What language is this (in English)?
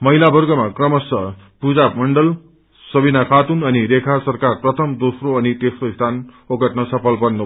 Nepali